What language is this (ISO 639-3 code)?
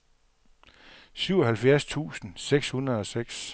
dan